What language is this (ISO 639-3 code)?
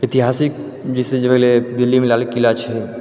mai